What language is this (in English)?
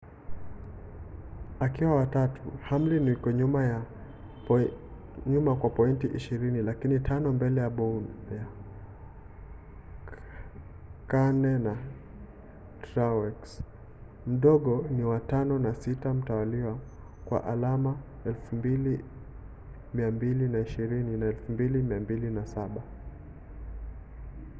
Swahili